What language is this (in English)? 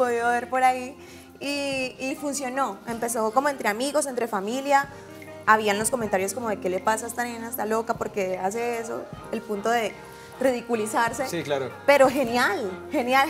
Spanish